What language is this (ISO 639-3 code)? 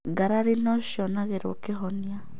kik